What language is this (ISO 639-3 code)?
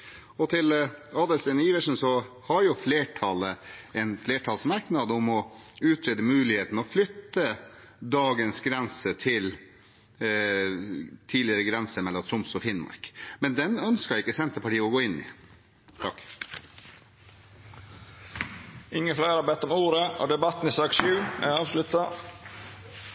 nor